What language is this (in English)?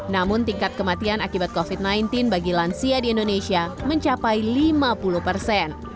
Indonesian